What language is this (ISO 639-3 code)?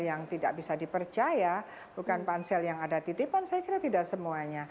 ind